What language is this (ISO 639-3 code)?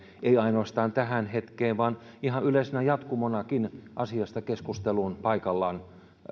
fin